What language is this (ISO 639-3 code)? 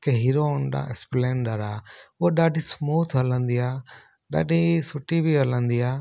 snd